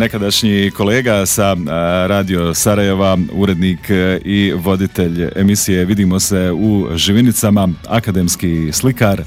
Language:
Croatian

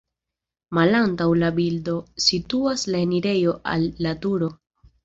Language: Esperanto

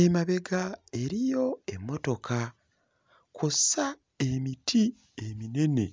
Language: Ganda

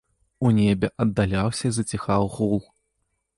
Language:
Belarusian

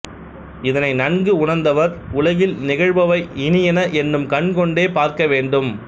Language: Tamil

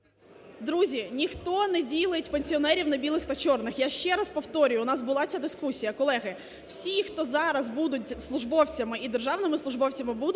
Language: Ukrainian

